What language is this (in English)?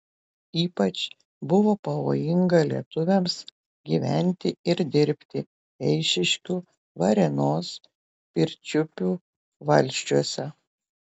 Lithuanian